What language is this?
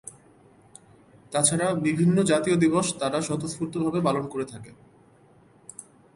Bangla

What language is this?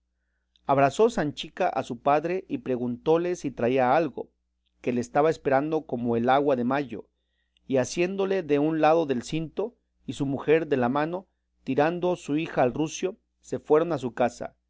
Spanish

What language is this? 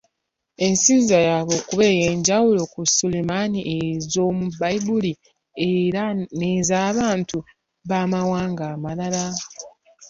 Ganda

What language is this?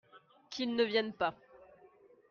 French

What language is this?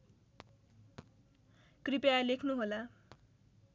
Nepali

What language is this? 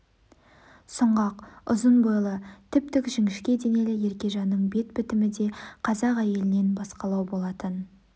Kazakh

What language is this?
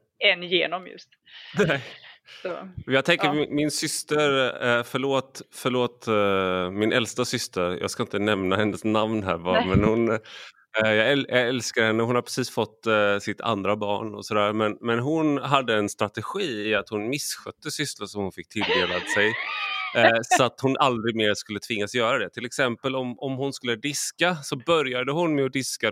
Swedish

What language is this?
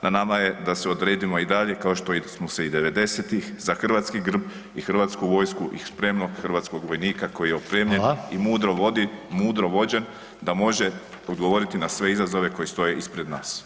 Croatian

